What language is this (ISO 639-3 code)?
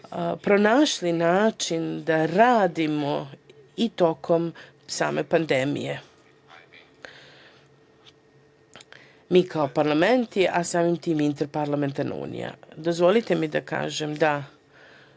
srp